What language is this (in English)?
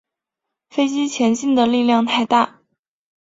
Chinese